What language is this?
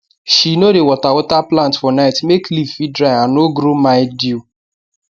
Nigerian Pidgin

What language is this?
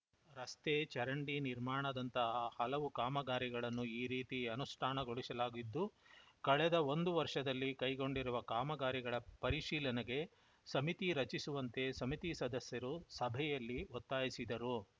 Kannada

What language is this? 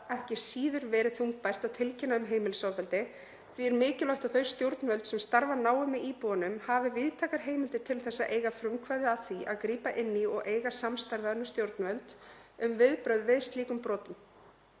Icelandic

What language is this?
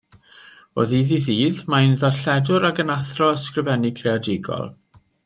Welsh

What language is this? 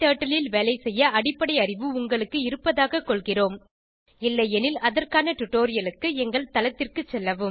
Tamil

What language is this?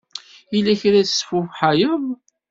Kabyle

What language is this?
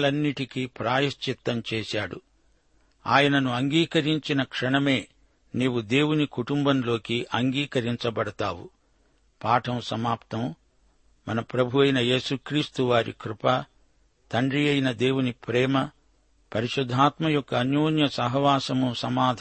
Telugu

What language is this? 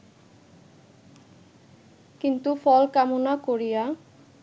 Bangla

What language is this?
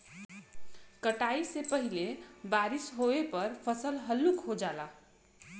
Bhojpuri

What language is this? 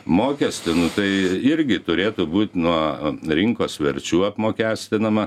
Lithuanian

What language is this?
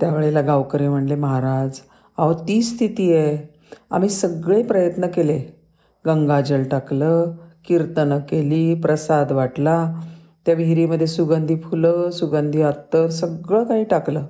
Marathi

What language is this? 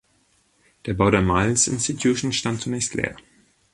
German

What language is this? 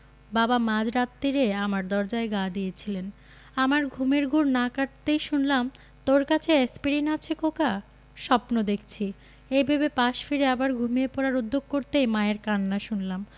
Bangla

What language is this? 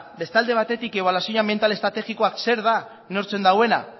Basque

